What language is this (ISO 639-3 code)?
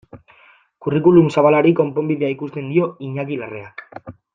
eus